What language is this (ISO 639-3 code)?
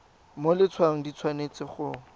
tsn